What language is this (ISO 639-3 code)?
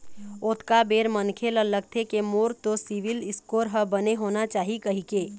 hne